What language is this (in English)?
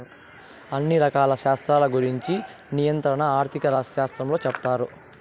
Telugu